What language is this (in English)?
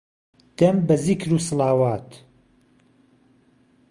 Central Kurdish